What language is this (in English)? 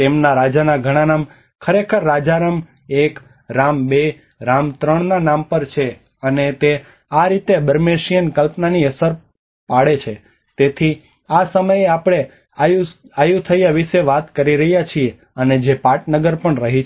Gujarati